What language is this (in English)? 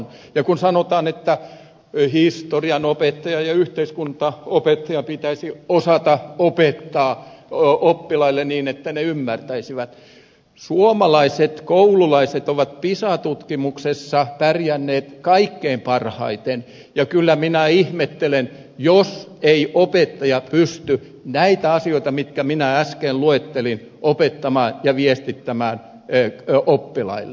Finnish